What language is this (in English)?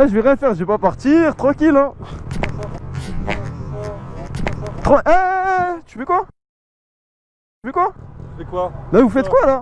French